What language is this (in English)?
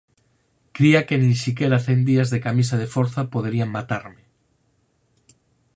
Galician